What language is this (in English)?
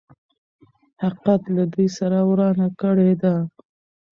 Pashto